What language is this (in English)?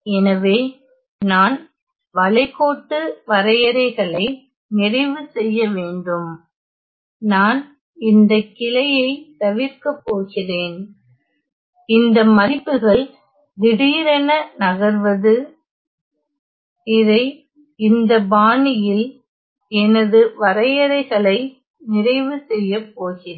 Tamil